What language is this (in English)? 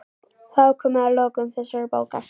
Icelandic